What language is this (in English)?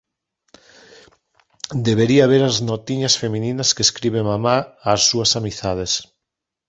Galician